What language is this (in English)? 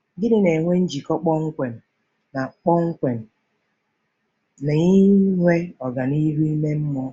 Igbo